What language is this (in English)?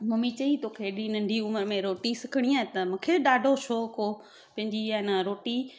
Sindhi